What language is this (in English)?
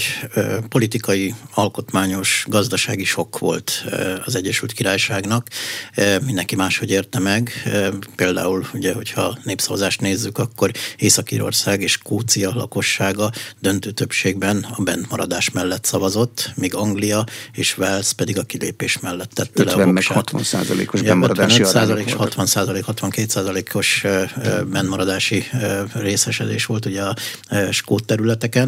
Hungarian